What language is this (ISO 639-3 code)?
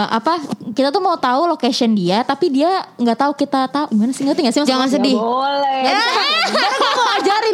ind